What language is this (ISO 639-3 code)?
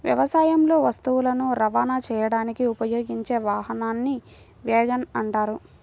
tel